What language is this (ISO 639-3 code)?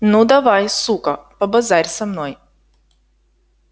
rus